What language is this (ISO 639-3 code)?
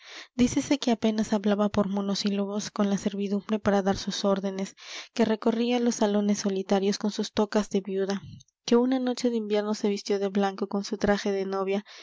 spa